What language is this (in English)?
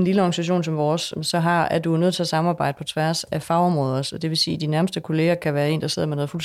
Danish